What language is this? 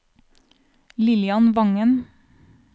Norwegian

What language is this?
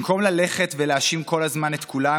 Hebrew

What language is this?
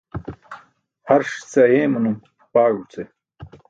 Burushaski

